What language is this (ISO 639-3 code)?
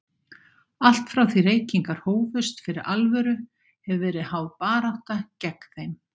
isl